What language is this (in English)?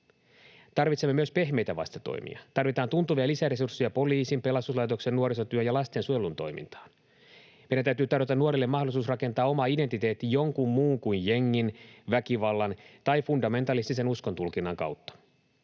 Finnish